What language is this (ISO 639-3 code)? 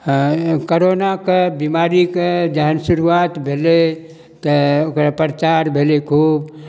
mai